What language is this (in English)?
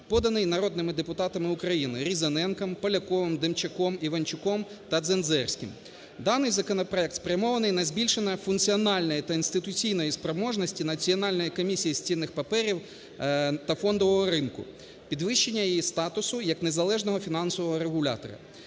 Ukrainian